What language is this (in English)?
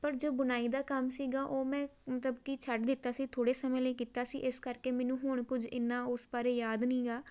Punjabi